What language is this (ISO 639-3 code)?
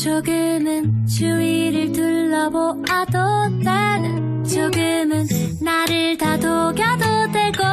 kor